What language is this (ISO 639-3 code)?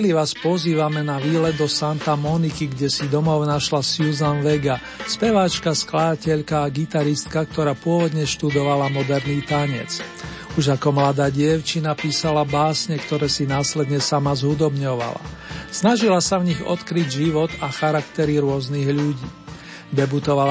slk